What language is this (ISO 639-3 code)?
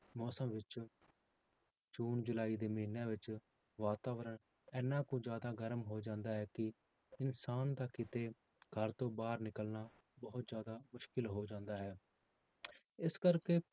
pan